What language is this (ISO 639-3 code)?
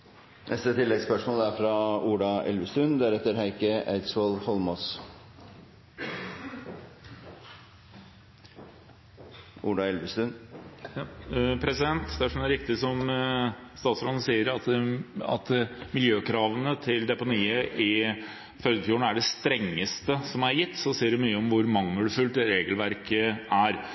nor